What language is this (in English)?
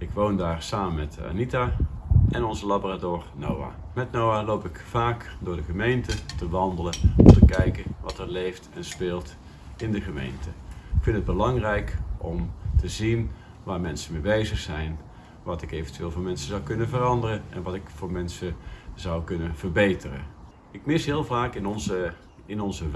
Dutch